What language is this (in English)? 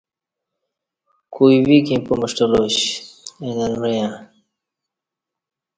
Kati